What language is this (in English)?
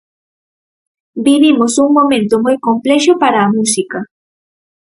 Galician